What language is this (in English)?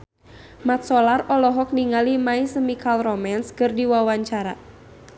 Sundanese